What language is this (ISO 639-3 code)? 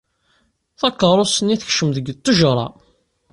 kab